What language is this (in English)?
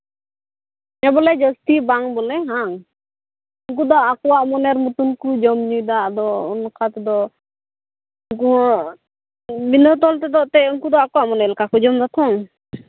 Santali